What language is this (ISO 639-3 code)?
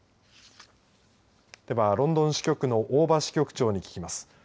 jpn